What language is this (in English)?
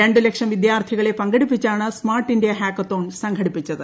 Malayalam